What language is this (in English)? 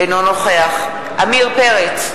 Hebrew